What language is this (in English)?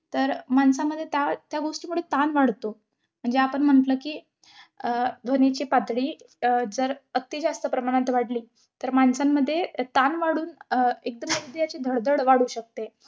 Marathi